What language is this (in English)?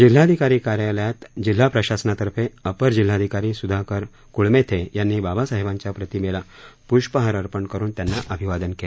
Marathi